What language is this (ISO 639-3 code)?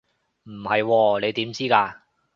yue